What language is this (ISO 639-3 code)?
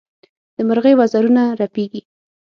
pus